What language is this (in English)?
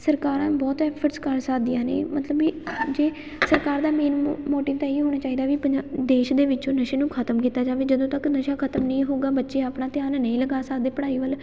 Punjabi